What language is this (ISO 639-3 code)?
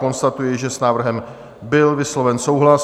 ces